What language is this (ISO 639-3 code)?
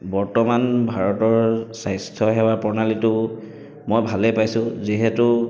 asm